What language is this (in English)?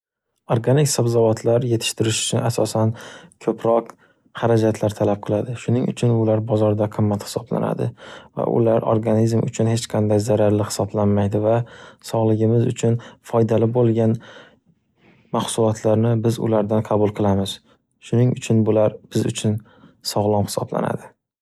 Uzbek